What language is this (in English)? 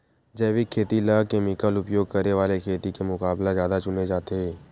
Chhattisgarhi